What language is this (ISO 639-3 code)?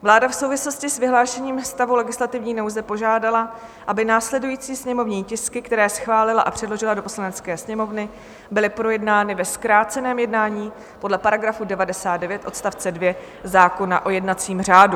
ces